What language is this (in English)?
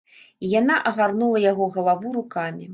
Belarusian